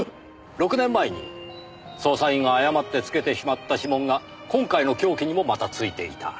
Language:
Japanese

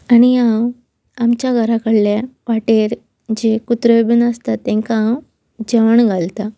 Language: Konkani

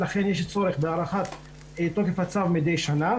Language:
Hebrew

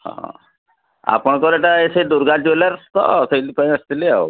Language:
Odia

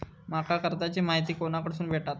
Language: Marathi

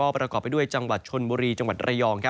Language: Thai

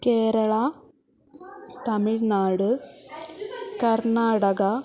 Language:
Sanskrit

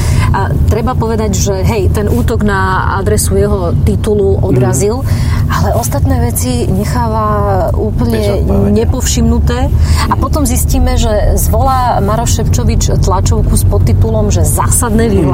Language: Slovak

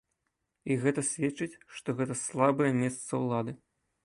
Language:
Belarusian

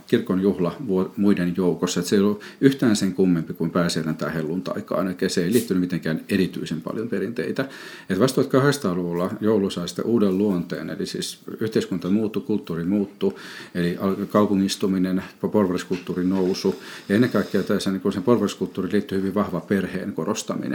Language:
Finnish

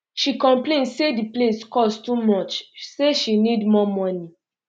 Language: Nigerian Pidgin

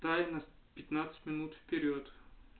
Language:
Russian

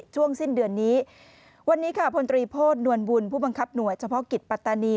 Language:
Thai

